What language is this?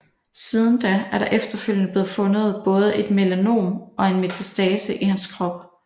Danish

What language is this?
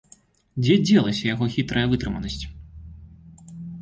Belarusian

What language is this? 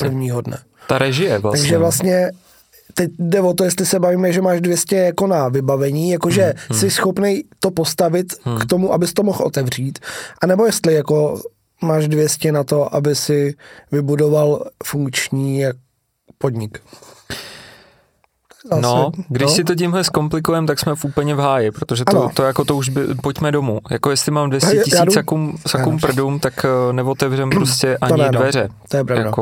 Czech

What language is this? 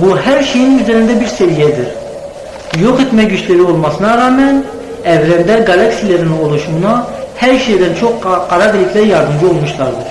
Turkish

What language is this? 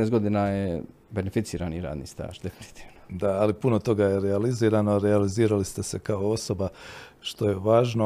Croatian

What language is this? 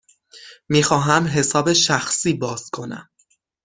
Persian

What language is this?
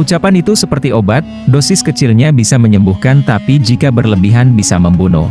Indonesian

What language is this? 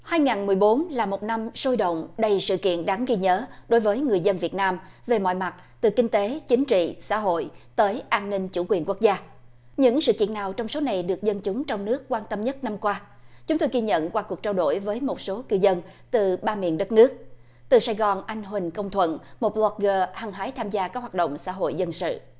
Vietnamese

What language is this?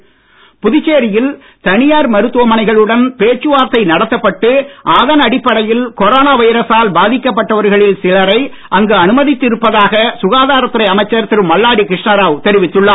Tamil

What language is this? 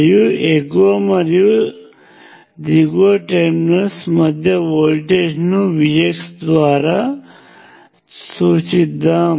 Telugu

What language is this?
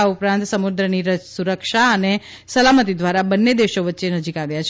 Gujarati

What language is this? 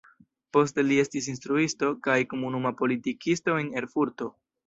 Esperanto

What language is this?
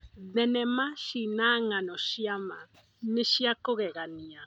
Kikuyu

